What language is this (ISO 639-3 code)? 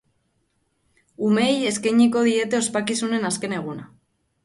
eus